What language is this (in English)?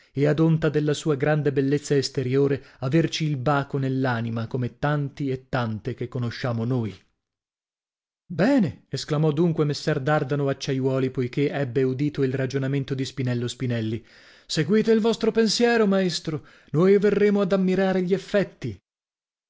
Italian